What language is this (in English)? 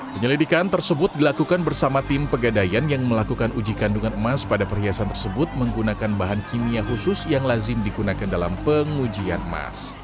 Indonesian